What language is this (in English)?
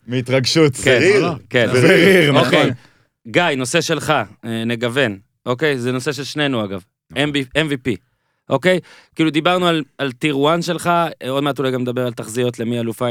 Hebrew